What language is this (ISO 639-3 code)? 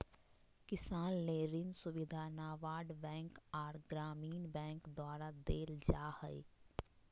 mag